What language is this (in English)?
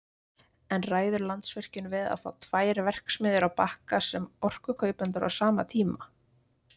Icelandic